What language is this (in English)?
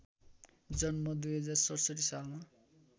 Nepali